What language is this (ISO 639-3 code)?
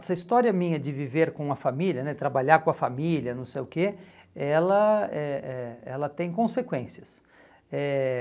por